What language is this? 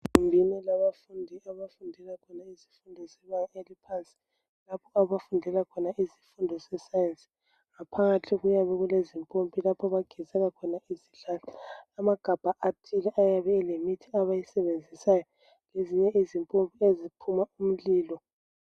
North Ndebele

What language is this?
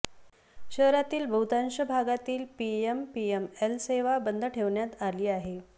Marathi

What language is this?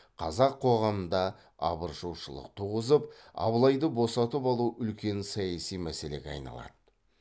Kazakh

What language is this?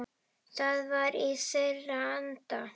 Icelandic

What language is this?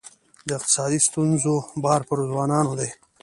Pashto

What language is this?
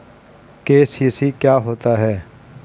Hindi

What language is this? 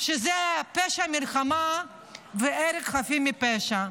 Hebrew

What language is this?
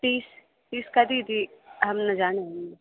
Sanskrit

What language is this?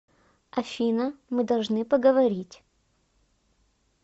Russian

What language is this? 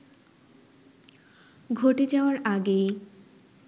Bangla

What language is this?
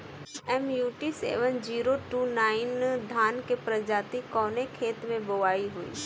Bhojpuri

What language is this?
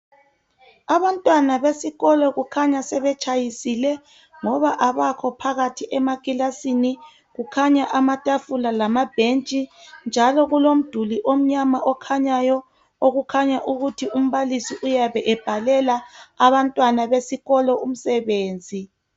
North Ndebele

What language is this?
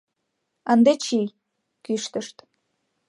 Mari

